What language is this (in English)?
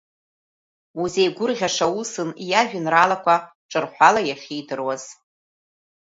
Abkhazian